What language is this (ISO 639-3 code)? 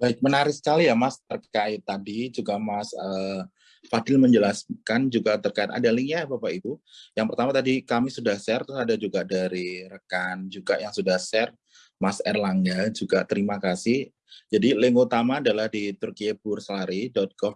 ind